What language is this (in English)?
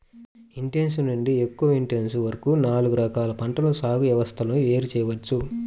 Telugu